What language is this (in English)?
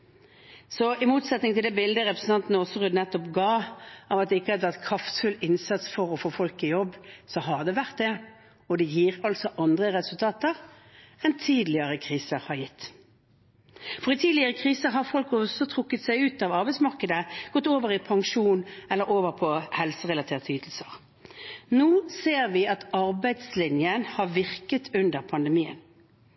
Norwegian Bokmål